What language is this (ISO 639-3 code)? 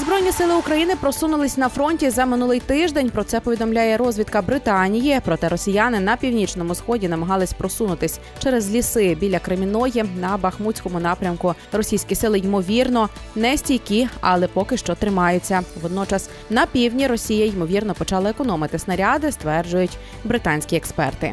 ukr